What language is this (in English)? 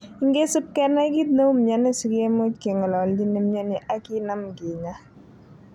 Kalenjin